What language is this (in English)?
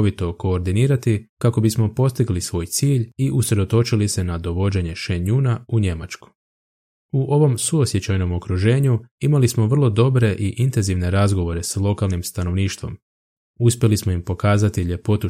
Croatian